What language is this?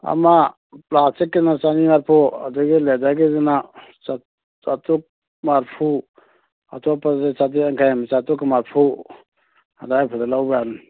Manipuri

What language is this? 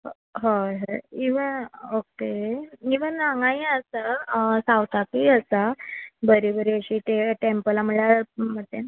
Konkani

